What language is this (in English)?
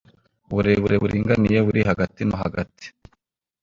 Kinyarwanda